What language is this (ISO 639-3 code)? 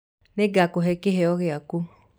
kik